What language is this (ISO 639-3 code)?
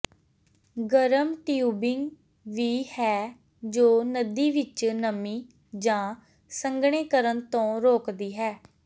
pan